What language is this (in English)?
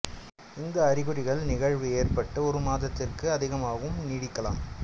Tamil